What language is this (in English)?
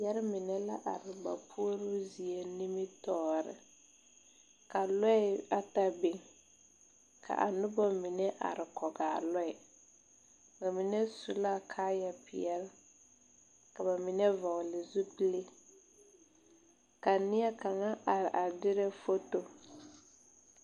Southern Dagaare